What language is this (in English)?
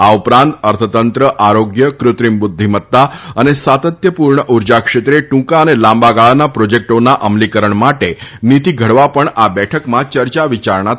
Gujarati